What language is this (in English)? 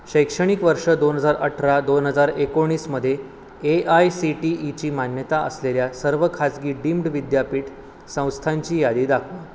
Marathi